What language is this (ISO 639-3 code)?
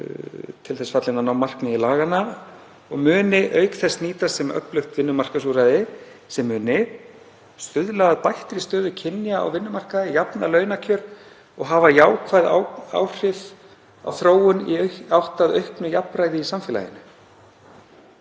isl